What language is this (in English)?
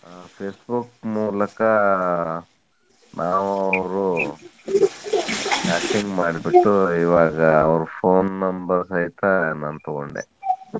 Kannada